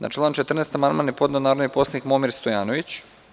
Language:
Serbian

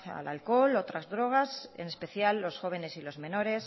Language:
Spanish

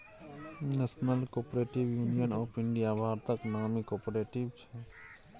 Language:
Maithili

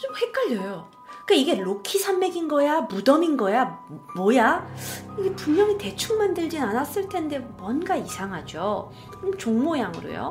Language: Korean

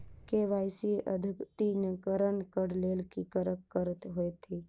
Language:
Maithili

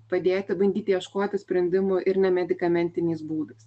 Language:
Lithuanian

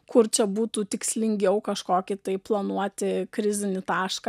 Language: Lithuanian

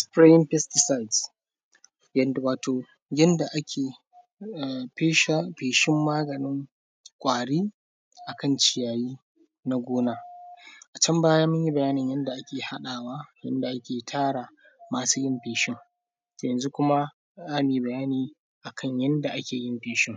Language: Hausa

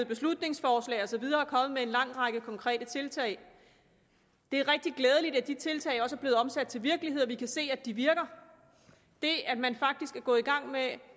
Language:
Danish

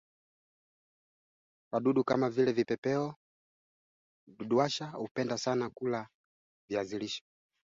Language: Swahili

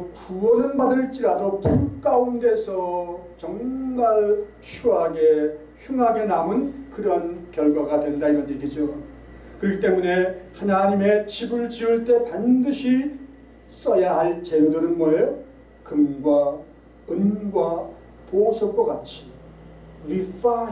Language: Korean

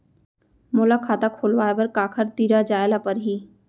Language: Chhattisgarhi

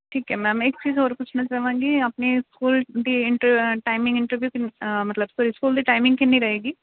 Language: Punjabi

